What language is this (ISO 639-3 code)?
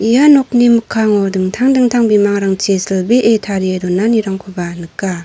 grt